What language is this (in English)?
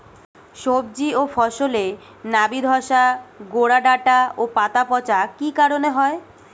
Bangla